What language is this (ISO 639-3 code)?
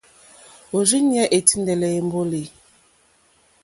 bri